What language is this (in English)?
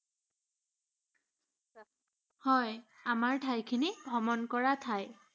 Assamese